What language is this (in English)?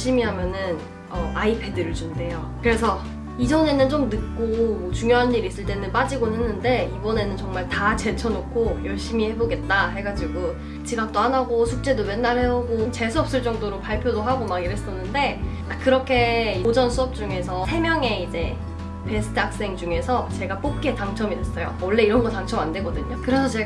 Korean